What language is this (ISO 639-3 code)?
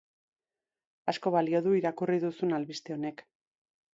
eus